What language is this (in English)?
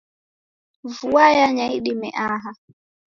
Taita